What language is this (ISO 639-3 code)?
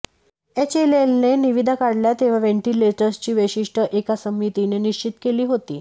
mar